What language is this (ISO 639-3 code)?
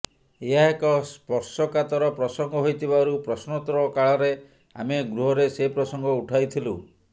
ori